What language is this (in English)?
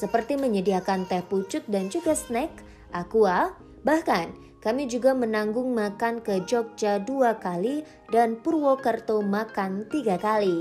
Indonesian